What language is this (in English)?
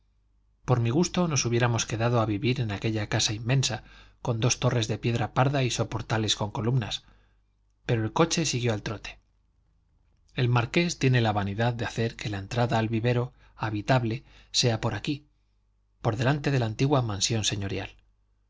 Spanish